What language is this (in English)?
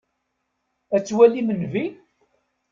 Kabyle